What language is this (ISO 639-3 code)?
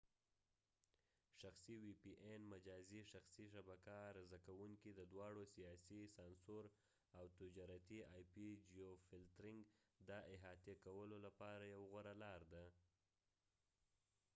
pus